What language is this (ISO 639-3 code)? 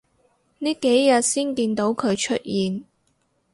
yue